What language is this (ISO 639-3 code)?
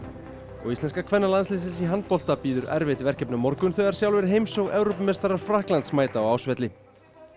isl